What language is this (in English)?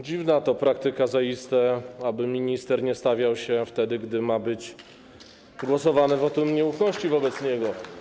Polish